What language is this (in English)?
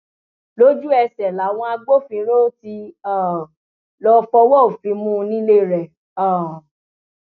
Yoruba